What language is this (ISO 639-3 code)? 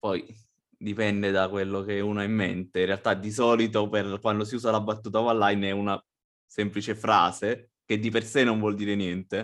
ita